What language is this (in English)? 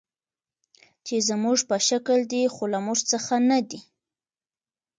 Pashto